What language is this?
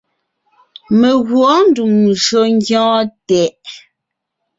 Ngiemboon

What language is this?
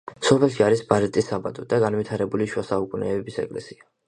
Georgian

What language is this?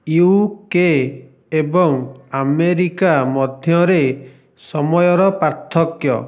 Odia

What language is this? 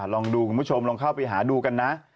Thai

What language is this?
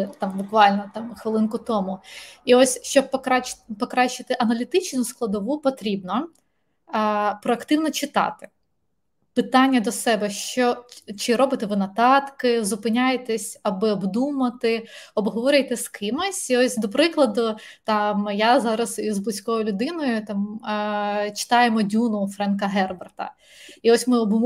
Ukrainian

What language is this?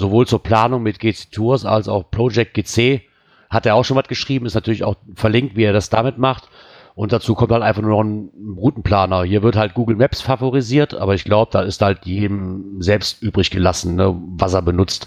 German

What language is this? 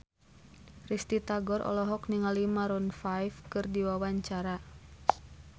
Sundanese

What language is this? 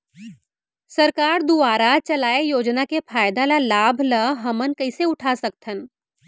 Chhattisgarhi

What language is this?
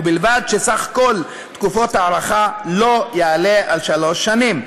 Hebrew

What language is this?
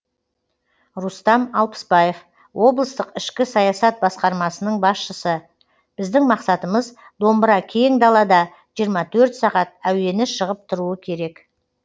Kazakh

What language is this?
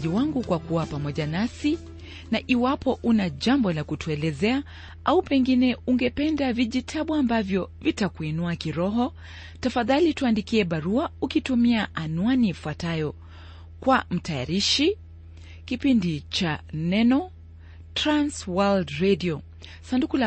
Swahili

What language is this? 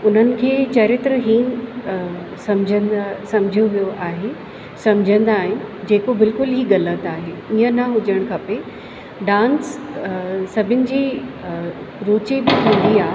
Sindhi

